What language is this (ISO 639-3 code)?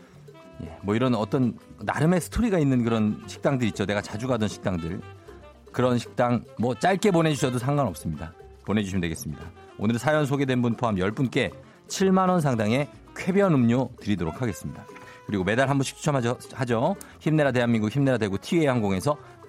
kor